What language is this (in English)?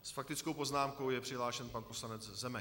Czech